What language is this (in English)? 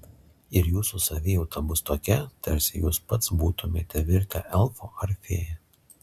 Lithuanian